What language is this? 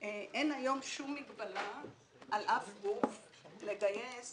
Hebrew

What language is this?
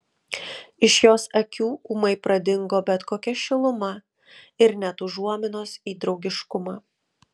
Lithuanian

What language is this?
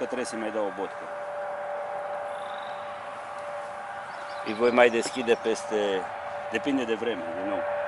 Romanian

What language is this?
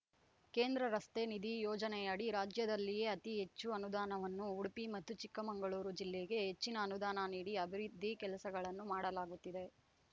Kannada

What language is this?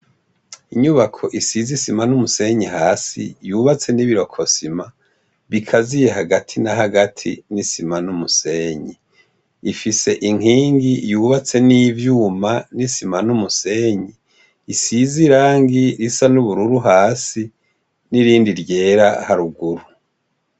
Rundi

